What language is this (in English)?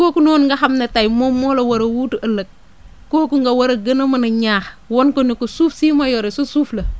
Wolof